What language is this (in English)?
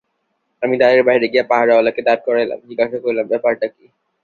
Bangla